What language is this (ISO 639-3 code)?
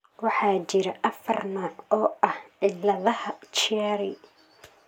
som